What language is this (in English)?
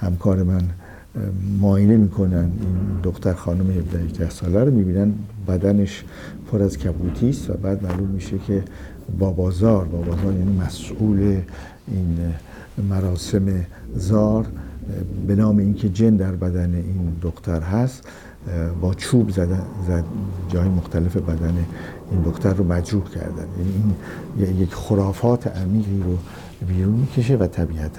Persian